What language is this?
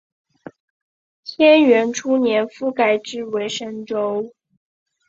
Chinese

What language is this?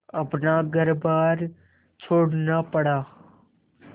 Hindi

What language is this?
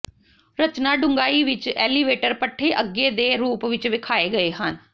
Punjabi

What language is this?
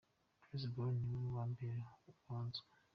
Kinyarwanda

